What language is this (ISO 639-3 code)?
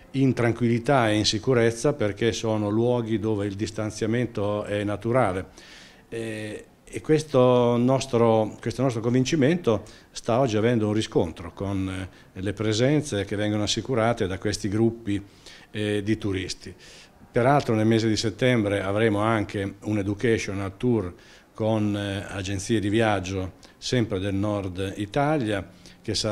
ita